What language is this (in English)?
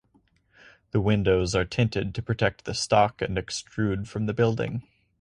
English